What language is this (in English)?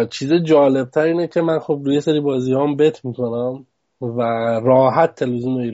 Persian